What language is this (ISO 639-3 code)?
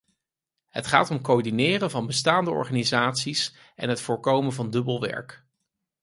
nld